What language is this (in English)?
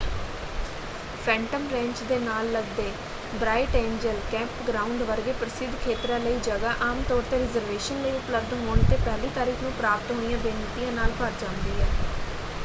Punjabi